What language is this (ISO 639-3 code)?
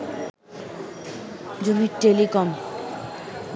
ben